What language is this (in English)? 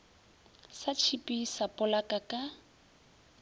Northern Sotho